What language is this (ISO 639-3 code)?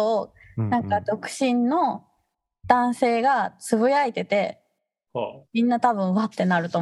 jpn